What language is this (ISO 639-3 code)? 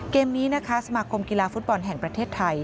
tha